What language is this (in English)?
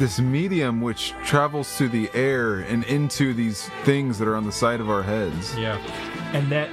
English